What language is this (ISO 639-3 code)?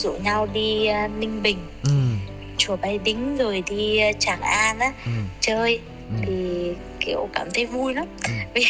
vie